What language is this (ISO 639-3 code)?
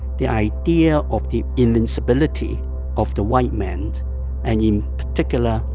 eng